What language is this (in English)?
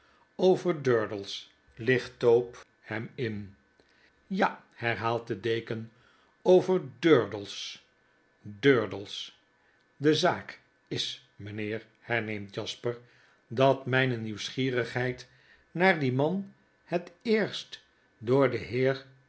Dutch